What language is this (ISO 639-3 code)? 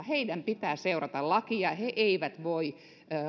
fin